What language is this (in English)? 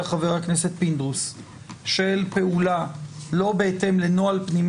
Hebrew